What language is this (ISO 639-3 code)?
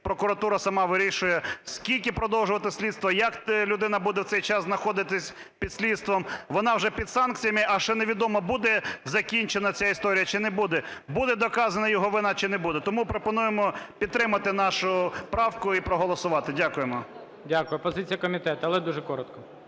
ukr